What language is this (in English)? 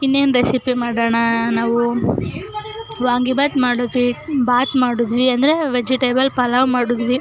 Kannada